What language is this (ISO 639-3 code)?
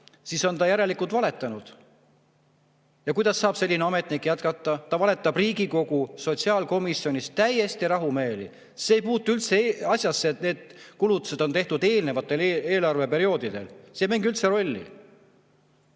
est